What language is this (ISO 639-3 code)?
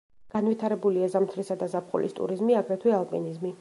kat